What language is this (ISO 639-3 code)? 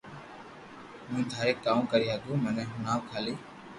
lrk